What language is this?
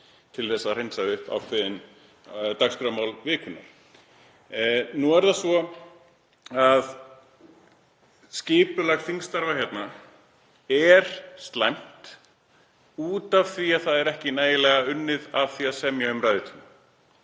Icelandic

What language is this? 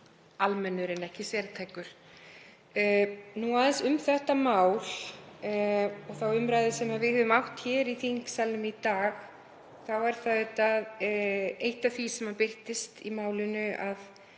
Icelandic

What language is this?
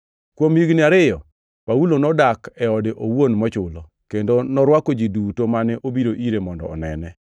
Luo (Kenya and Tanzania)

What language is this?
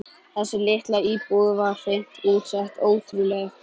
Icelandic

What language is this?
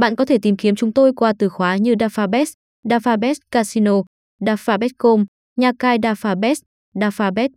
Vietnamese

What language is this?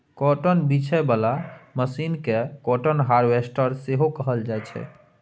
Maithili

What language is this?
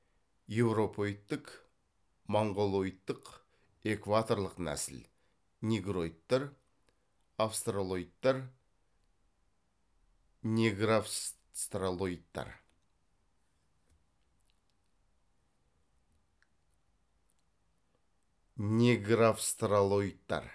Kazakh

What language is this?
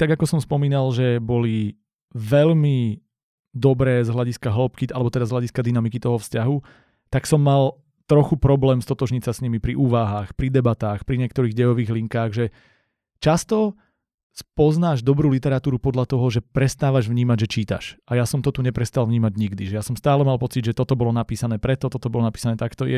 Slovak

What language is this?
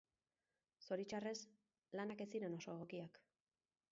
Basque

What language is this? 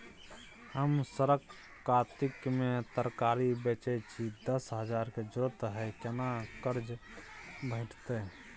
Maithili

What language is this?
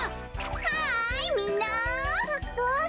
Japanese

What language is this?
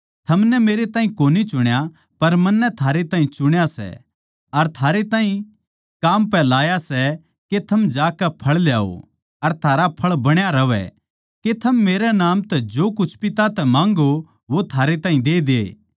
Haryanvi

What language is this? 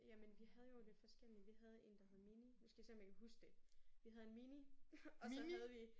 Danish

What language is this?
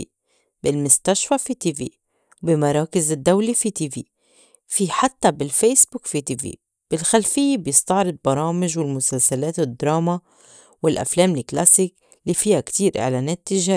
North Levantine Arabic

